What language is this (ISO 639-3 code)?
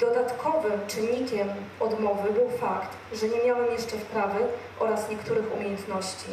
pol